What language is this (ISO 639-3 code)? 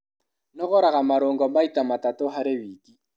kik